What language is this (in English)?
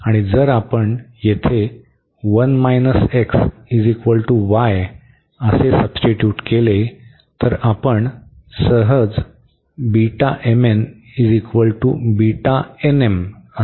Marathi